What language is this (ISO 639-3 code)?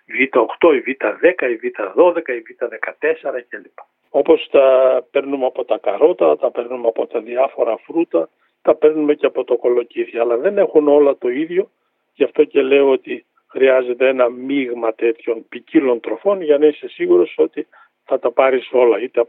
ell